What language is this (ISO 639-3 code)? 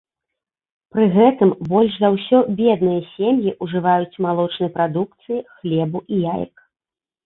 bel